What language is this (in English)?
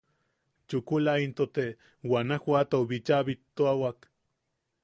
Yaqui